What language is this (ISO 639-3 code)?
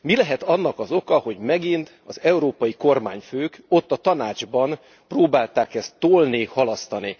hun